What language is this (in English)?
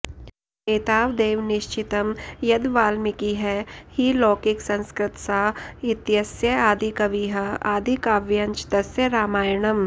Sanskrit